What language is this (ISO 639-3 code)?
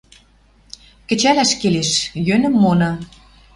mrj